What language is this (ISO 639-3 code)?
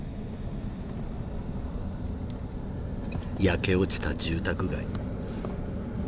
jpn